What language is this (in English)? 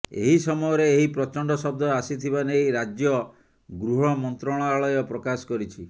Odia